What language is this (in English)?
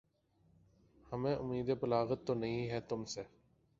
Urdu